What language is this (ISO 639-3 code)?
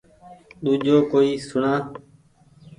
gig